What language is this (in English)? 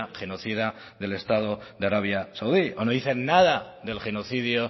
Spanish